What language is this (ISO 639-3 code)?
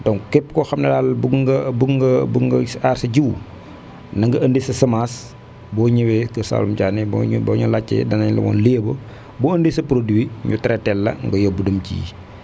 wol